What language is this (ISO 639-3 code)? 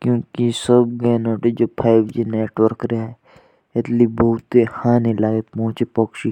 jns